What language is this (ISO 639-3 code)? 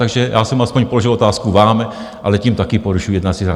ces